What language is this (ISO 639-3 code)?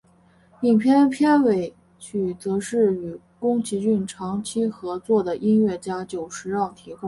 zho